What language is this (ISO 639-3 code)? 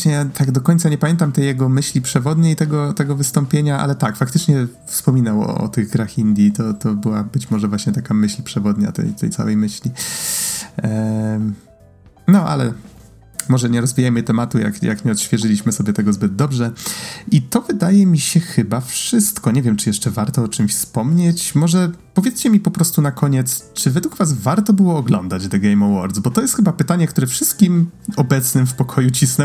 pol